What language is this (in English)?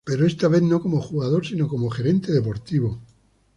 Spanish